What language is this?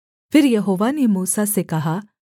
Hindi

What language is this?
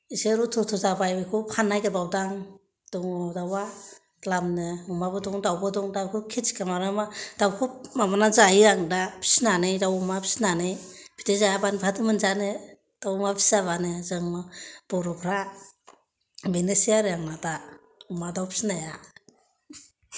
Bodo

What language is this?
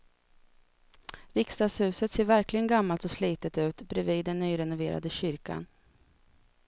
Swedish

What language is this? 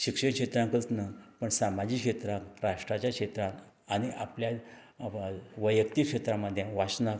Konkani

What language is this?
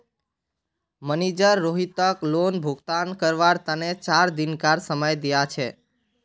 Magahi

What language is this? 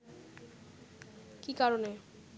Bangla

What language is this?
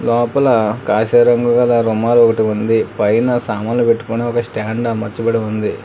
Telugu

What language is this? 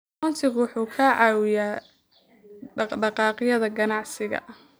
Somali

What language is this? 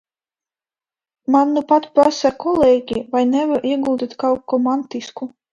Latvian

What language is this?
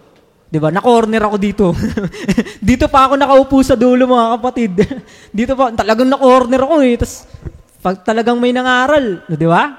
Filipino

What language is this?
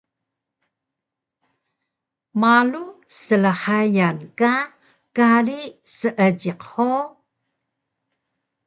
Taroko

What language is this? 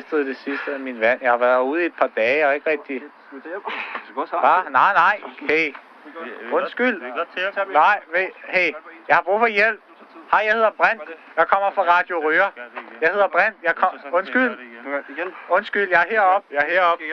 Danish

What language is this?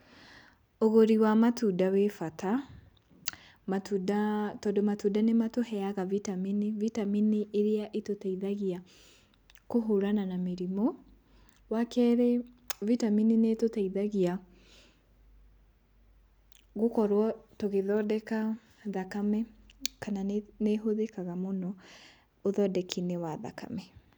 Kikuyu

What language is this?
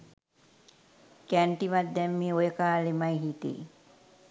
Sinhala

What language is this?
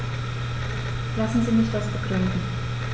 German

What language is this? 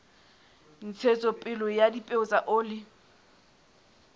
Southern Sotho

